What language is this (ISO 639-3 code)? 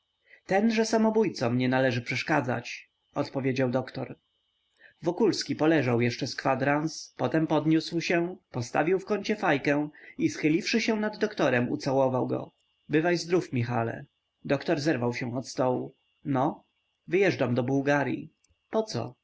pol